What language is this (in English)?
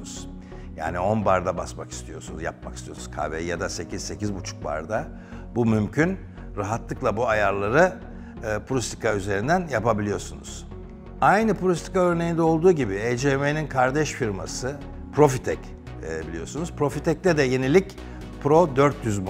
Turkish